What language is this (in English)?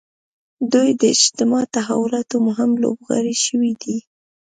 Pashto